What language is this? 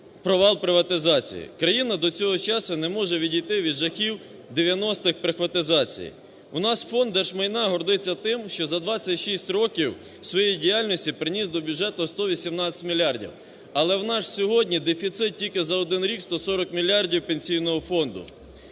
Ukrainian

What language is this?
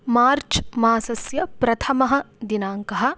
Sanskrit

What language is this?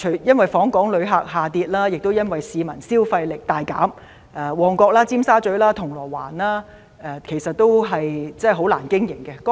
Cantonese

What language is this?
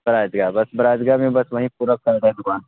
Urdu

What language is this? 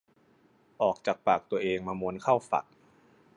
Thai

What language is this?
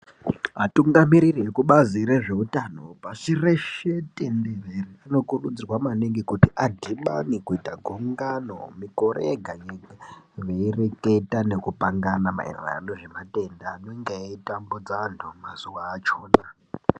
Ndau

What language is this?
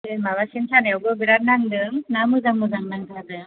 Bodo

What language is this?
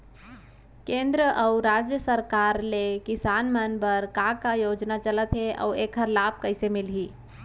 Chhattisgarhi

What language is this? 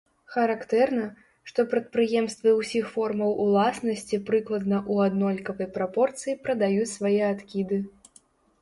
Belarusian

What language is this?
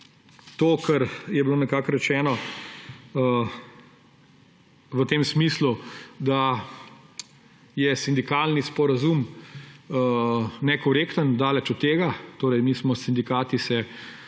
Slovenian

